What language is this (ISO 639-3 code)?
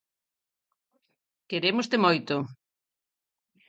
glg